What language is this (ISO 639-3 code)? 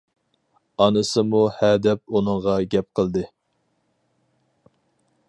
uig